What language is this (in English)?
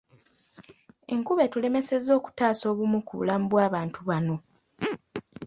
Ganda